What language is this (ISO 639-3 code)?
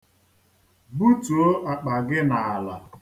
ibo